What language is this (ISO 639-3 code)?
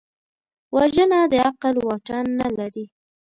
pus